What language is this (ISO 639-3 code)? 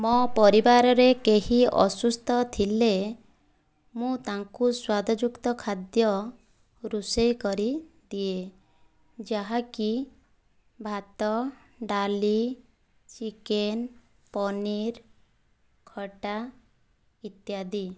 ori